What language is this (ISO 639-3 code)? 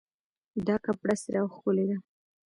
pus